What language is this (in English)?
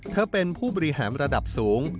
Thai